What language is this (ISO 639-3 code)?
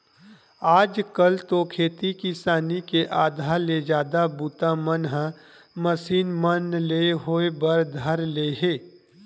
hne